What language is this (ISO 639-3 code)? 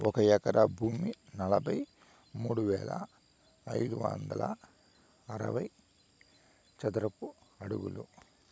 tel